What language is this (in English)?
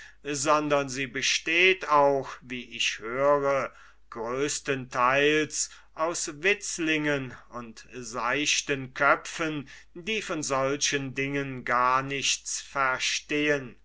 German